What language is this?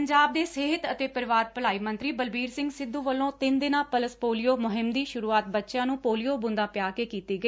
Punjabi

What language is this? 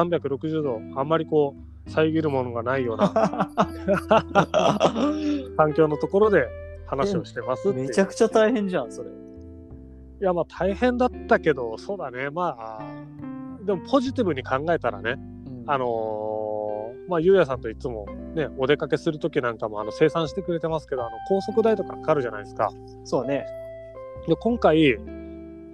Japanese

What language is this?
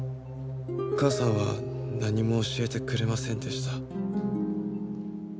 Japanese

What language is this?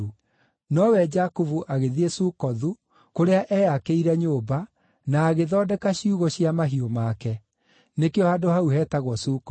Kikuyu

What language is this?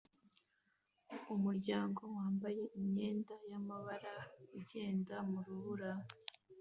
Kinyarwanda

